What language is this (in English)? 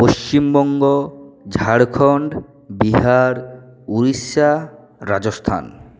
Bangla